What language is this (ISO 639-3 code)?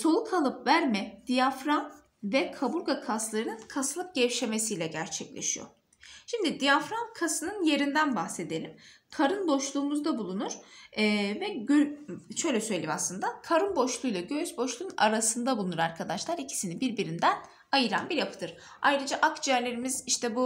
tur